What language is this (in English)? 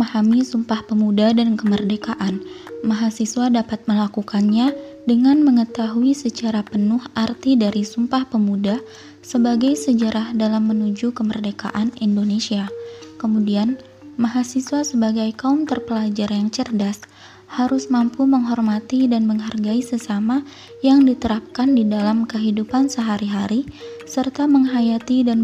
Indonesian